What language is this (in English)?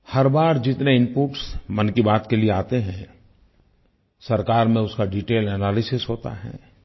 Hindi